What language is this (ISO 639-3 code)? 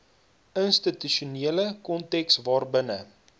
afr